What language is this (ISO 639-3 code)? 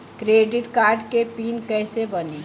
bho